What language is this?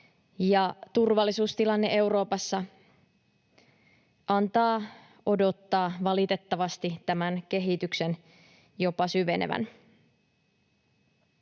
Finnish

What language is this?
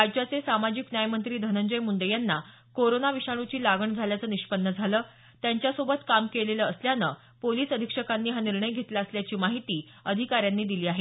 Marathi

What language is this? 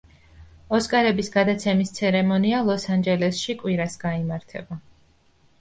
Georgian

